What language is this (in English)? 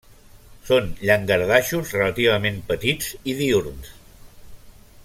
Catalan